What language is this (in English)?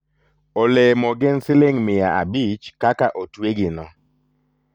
Luo (Kenya and Tanzania)